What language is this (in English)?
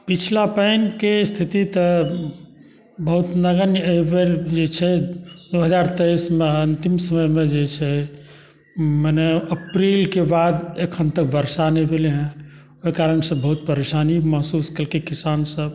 Maithili